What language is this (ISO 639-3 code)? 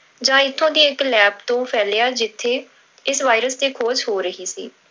pan